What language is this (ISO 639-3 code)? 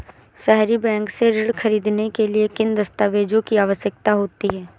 hin